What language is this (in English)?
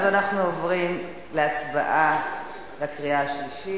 Hebrew